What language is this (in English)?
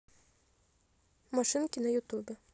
Russian